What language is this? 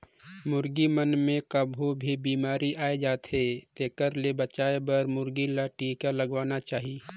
Chhattisgarhi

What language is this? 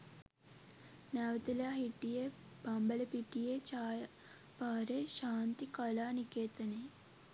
Sinhala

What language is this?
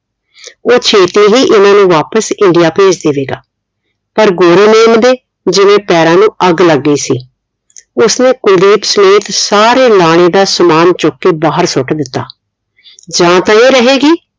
Punjabi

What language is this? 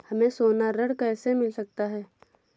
Hindi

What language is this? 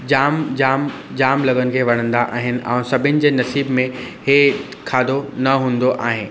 Sindhi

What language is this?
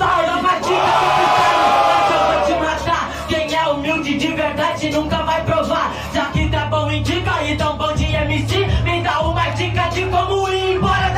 Portuguese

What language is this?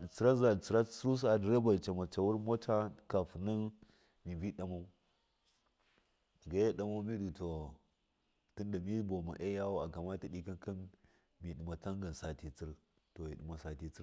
Miya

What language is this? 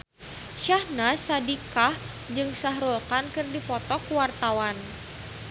Sundanese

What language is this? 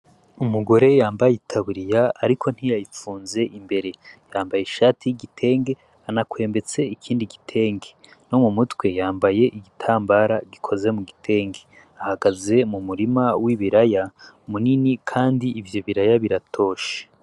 Rundi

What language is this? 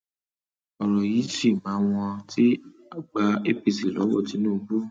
Yoruba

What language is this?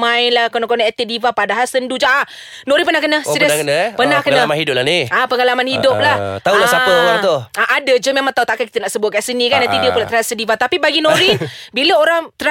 Malay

